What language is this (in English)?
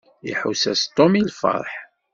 Kabyle